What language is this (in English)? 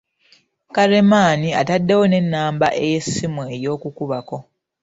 Ganda